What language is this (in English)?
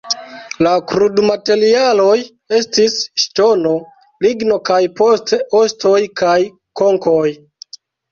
Esperanto